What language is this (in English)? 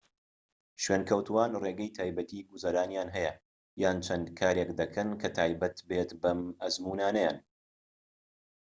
Central Kurdish